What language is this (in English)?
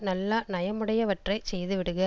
Tamil